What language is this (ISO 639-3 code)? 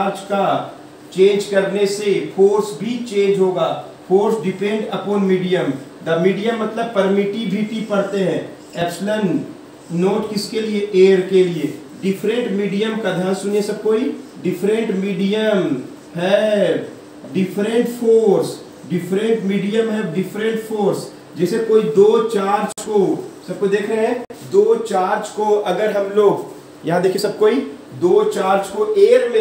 hin